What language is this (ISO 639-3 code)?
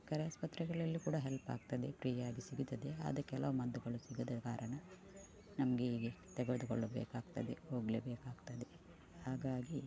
kan